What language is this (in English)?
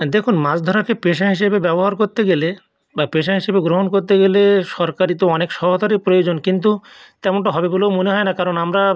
Bangla